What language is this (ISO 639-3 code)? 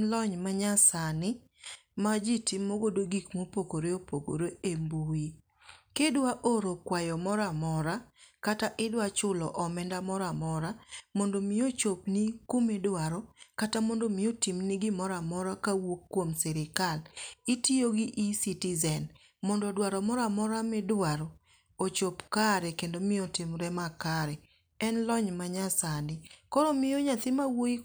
luo